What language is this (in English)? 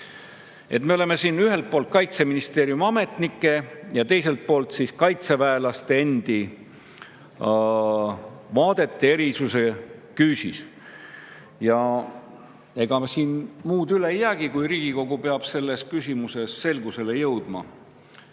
Estonian